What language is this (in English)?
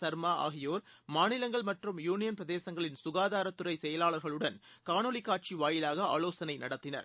Tamil